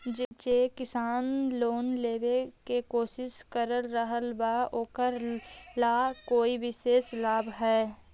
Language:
Magahi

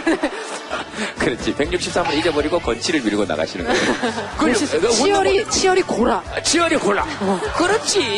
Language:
Korean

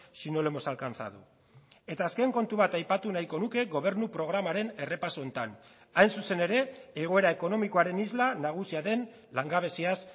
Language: Basque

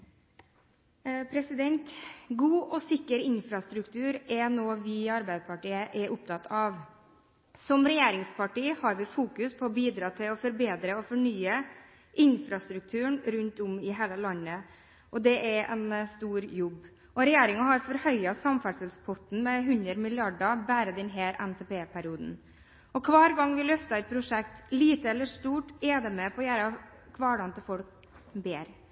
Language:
Norwegian Bokmål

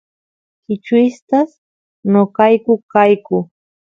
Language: Santiago del Estero Quichua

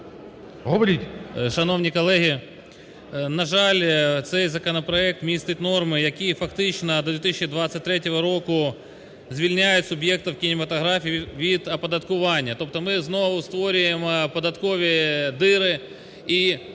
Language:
Ukrainian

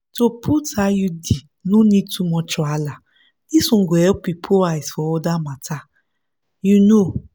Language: Nigerian Pidgin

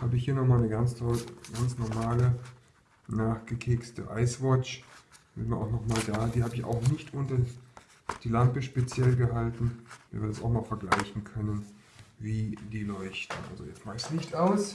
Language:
German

